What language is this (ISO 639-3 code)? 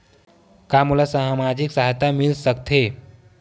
hne